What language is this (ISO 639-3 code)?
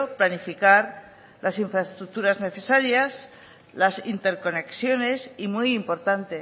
spa